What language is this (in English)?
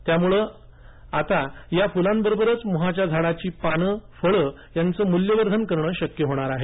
Marathi